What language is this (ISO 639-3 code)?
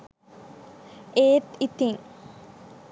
sin